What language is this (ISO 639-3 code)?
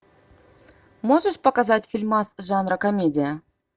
rus